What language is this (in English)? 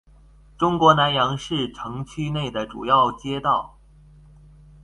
Chinese